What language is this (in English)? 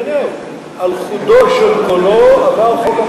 Hebrew